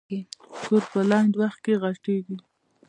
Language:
Pashto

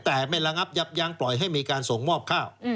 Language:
Thai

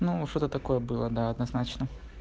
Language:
Russian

